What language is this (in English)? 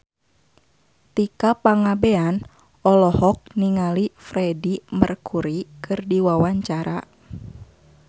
Sundanese